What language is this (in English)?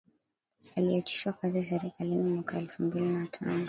Swahili